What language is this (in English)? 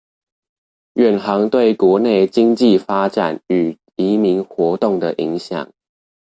Chinese